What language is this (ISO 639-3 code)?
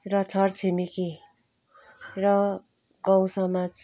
nep